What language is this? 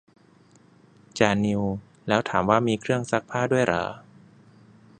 Thai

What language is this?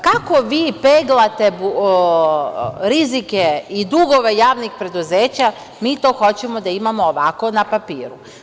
Serbian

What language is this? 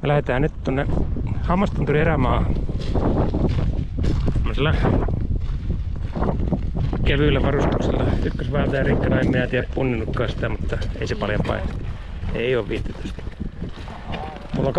Finnish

